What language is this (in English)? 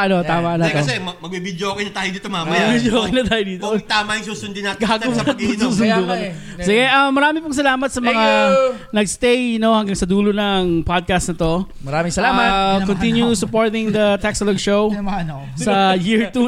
Filipino